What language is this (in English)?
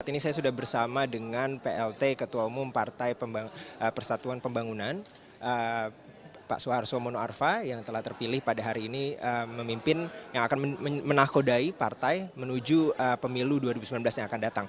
Indonesian